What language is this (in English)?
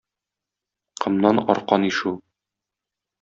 Tatar